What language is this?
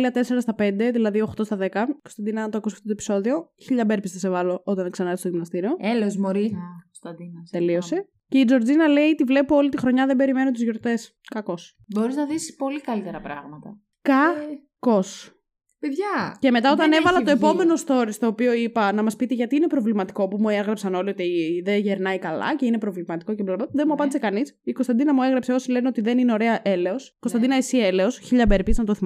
Greek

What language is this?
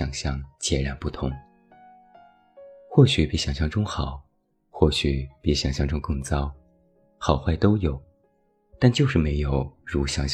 Chinese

